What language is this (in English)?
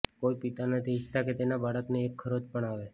Gujarati